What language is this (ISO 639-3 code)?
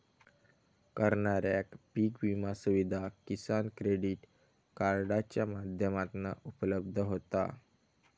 mar